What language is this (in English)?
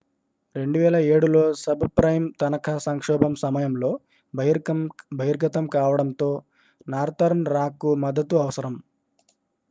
Telugu